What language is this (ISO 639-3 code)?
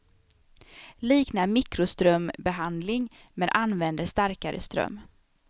swe